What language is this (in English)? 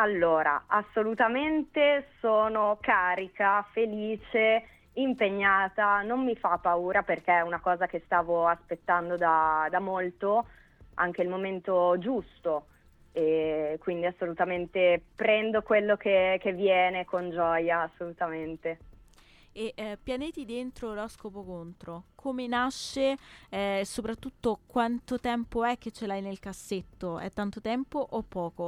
Italian